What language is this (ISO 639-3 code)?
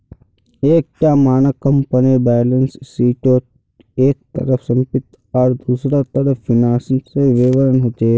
mag